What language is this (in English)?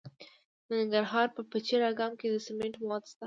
Pashto